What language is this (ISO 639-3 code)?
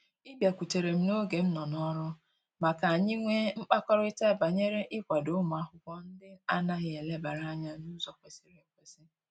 ibo